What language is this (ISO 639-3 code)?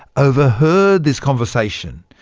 eng